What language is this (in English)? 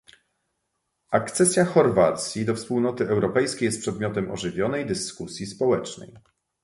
Polish